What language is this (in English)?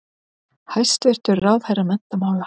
Icelandic